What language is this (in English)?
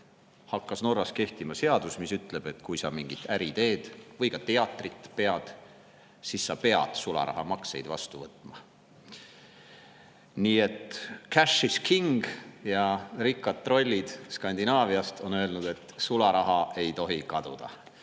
Estonian